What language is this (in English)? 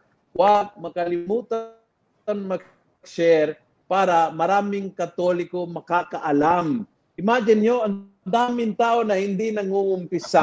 Filipino